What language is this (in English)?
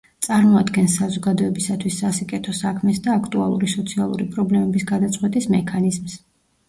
Georgian